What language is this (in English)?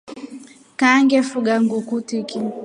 Rombo